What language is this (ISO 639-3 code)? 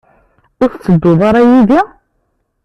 kab